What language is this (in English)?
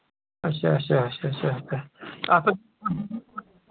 Kashmiri